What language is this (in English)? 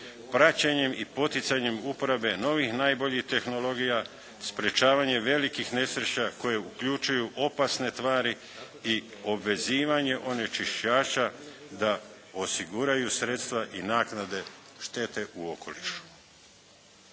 Croatian